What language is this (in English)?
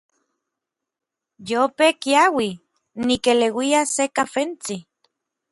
Orizaba Nahuatl